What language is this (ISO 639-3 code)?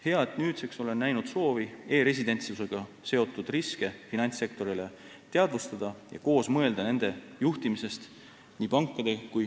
est